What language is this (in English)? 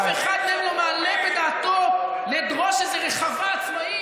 Hebrew